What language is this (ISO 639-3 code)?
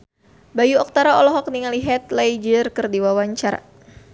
sun